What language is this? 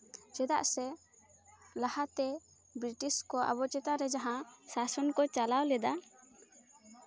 Santali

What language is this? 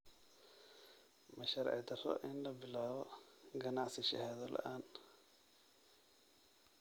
Somali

